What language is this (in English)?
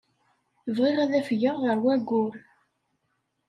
Kabyle